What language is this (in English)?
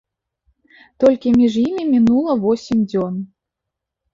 Belarusian